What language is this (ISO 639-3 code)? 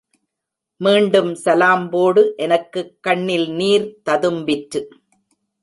tam